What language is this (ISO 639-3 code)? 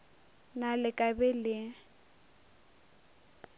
nso